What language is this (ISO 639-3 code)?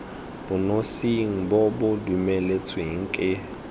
tsn